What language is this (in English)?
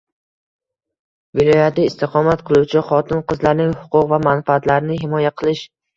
Uzbek